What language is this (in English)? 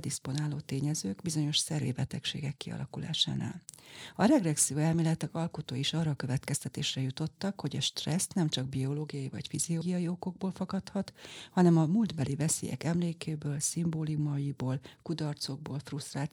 Hungarian